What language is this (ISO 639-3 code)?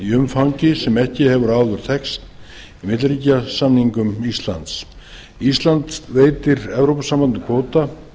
isl